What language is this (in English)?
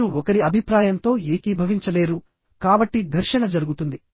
Telugu